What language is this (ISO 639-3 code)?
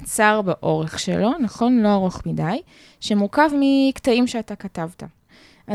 heb